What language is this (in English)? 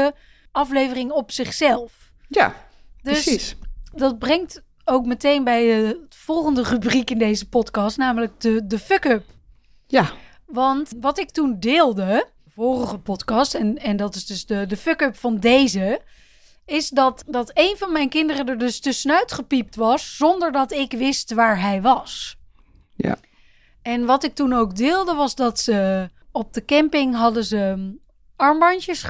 Dutch